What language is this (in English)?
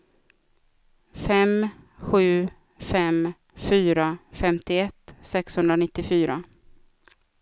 Swedish